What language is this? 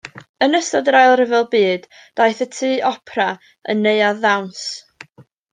Welsh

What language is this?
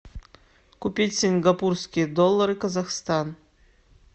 Russian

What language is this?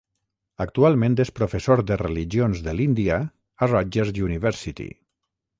Catalan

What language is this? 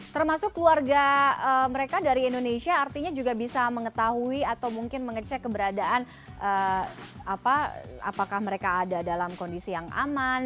Indonesian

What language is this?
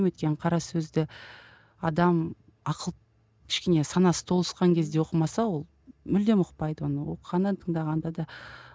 Kazakh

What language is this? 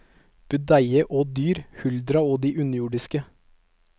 Norwegian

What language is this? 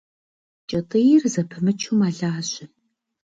Kabardian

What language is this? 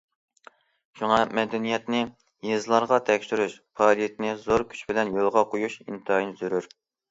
Uyghur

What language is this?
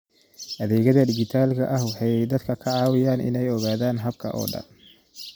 Somali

